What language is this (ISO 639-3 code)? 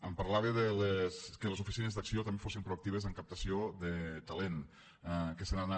cat